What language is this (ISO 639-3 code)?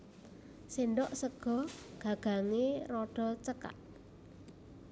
jav